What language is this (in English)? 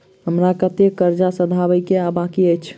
Maithili